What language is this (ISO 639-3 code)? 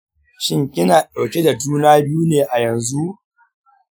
hau